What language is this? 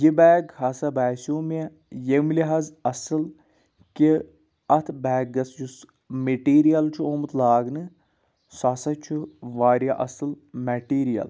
Kashmiri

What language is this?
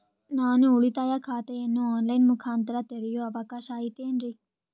Kannada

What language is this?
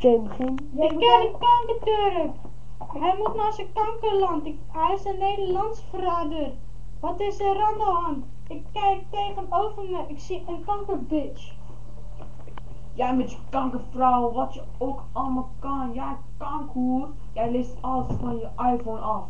Dutch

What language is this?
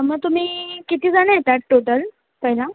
Marathi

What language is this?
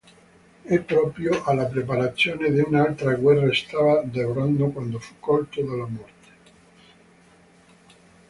Italian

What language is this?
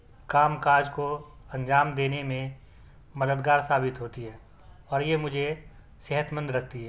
Urdu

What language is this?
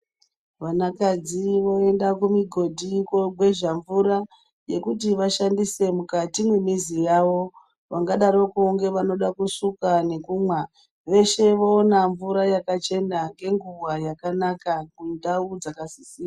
Ndau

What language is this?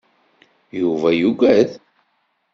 Kabyle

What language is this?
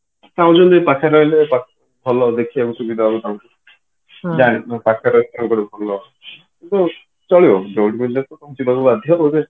Odia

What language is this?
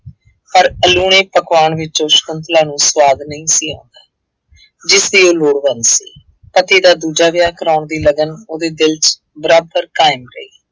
Punjabi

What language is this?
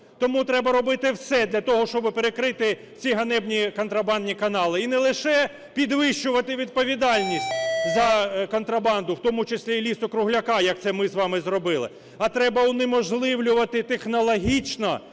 Ukrainian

